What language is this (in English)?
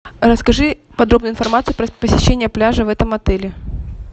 Russian